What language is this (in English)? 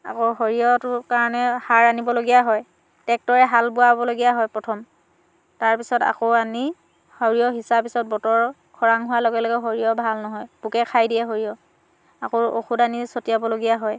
Assamese